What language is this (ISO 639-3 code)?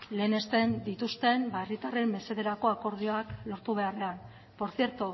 eus